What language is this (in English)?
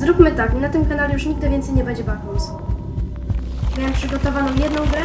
Polish